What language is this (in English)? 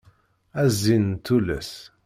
Kabyle